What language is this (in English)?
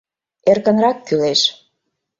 Mari